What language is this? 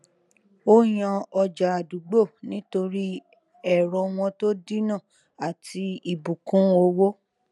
Yoruba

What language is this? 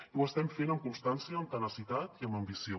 Catalan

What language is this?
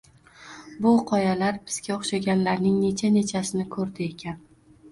Uzbek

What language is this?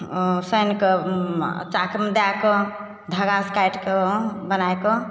Maithili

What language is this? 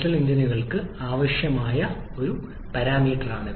Malayalam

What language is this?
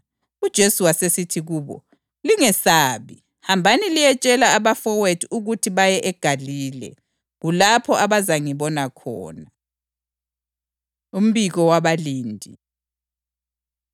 North Ndebele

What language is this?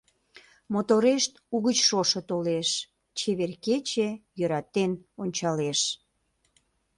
Mari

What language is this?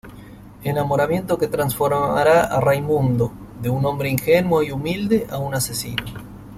Spanish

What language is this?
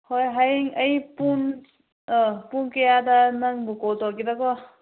Manipuri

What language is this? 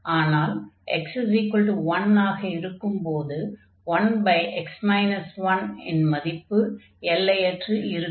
Tamil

